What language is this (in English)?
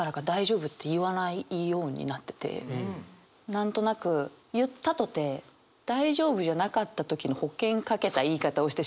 Japanese